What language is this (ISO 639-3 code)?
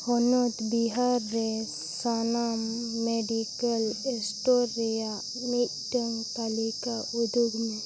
sat